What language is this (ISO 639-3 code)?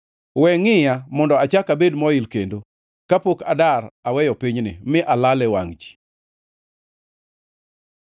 luo